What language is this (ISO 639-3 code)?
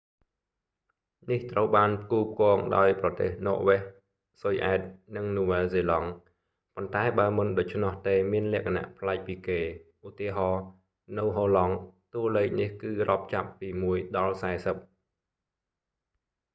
khm